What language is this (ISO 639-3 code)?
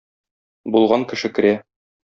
tat